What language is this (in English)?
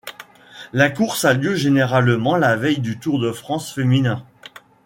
French